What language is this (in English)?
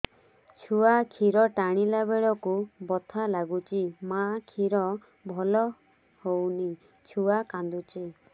Odia